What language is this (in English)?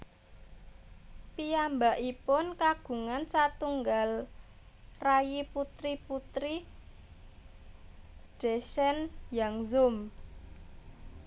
Javanese